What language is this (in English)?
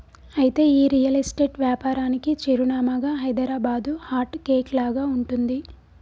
Telugu